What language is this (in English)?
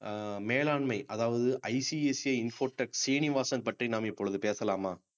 Tamil